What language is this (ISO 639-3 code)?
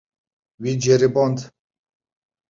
kur